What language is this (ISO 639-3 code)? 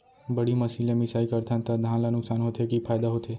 hne